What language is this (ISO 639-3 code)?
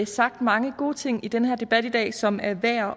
dan